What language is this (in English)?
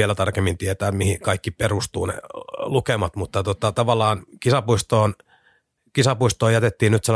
Finnish